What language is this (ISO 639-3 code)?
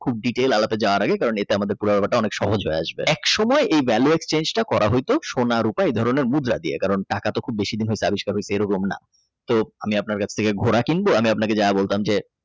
ben